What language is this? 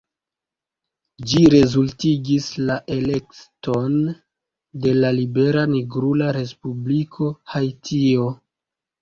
Esperanto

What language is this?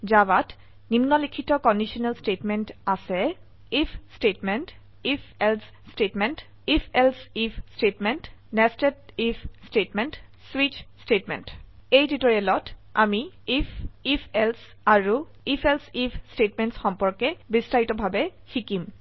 Assamese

